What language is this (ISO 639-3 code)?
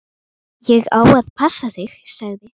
isl